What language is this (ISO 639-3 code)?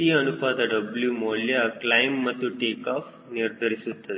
kan